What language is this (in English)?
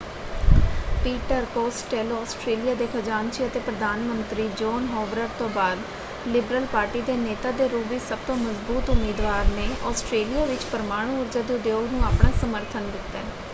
Punjabi